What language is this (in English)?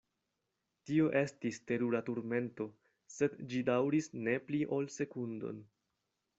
Esperanto